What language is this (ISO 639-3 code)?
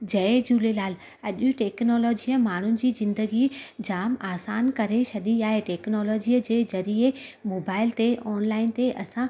snd